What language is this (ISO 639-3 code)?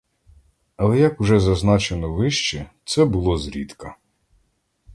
ukr